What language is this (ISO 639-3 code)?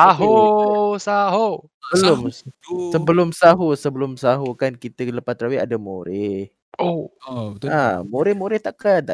msa